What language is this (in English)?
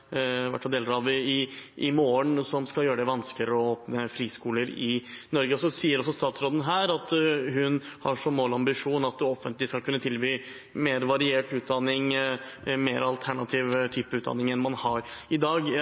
Norwegian Bokmål